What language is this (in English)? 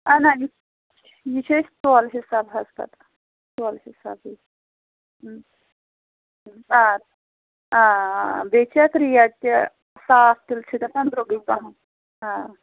Kashmiri